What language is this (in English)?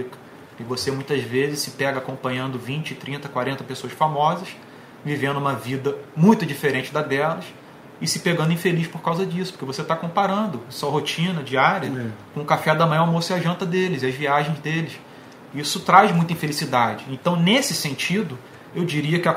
Portuguese